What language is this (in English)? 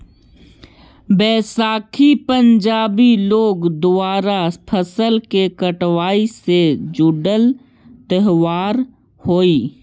Magahi